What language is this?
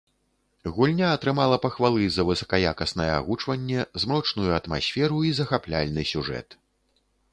Belarusian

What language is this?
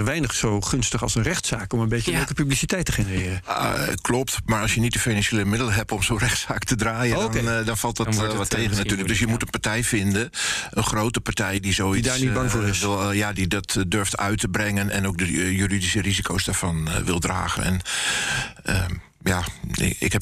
Dutch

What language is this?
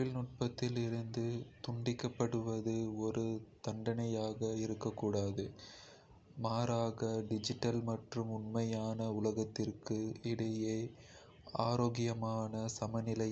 Kota (India)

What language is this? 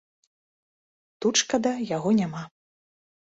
Belarusian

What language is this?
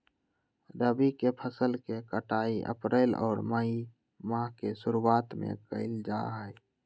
Magahi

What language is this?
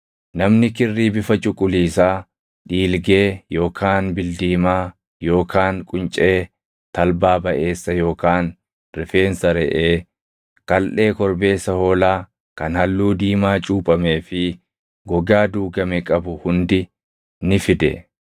Oromo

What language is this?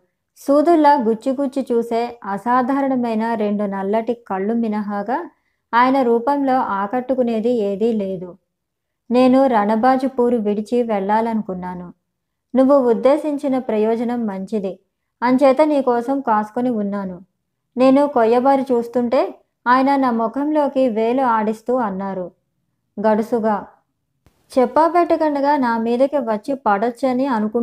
Telugu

